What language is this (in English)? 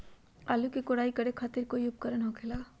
Magahi